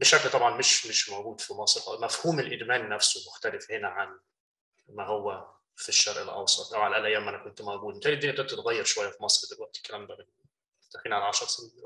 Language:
Arabic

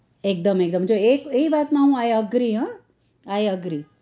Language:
Gujarati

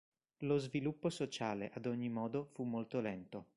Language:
Italian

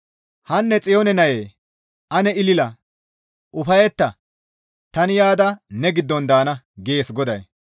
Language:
Gamo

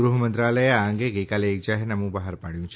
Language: Gujarati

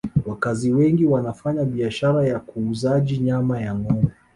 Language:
Swahili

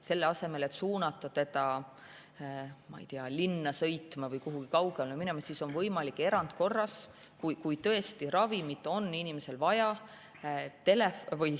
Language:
Estonian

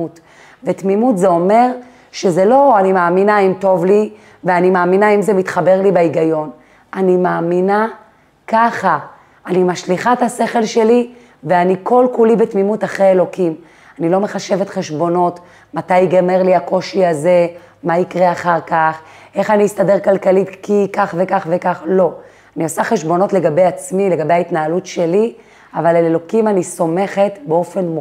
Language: Hebrew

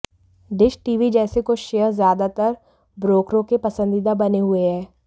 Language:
Hindi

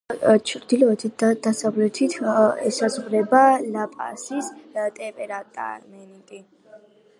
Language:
Georgian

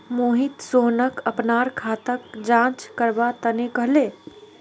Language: Magahi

